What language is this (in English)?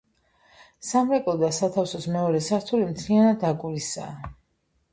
Georgian